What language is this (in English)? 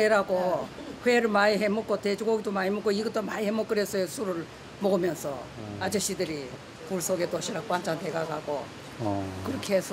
Korean